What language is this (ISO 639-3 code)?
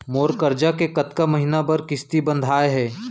hne